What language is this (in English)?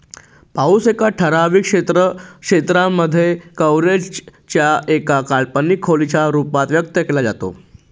Marathi